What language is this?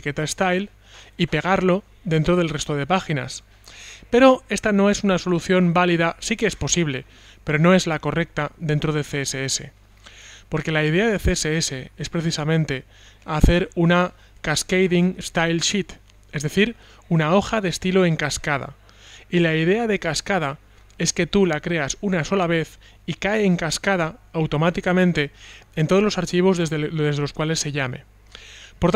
Spanish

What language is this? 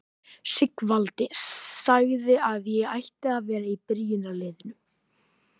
Icelandic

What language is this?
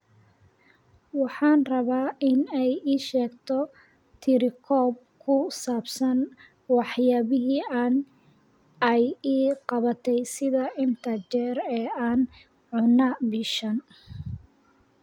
Somali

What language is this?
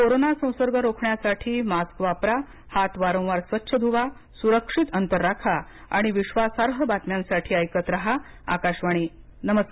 Marathi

